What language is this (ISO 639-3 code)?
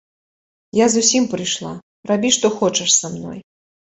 bel